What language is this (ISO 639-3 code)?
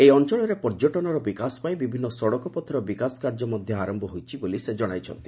ori